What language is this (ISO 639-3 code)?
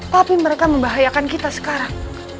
ind